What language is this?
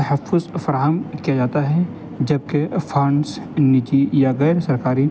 Urdu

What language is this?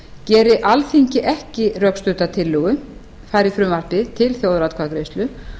Icelandic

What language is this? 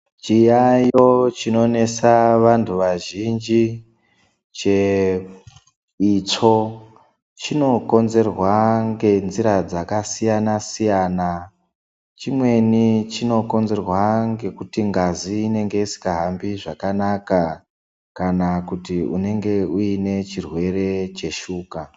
Ndau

